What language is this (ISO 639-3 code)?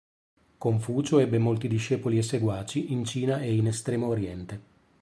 ita